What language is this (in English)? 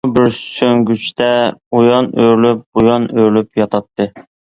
Uyghur